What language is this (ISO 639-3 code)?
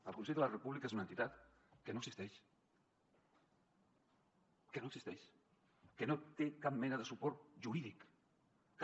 cat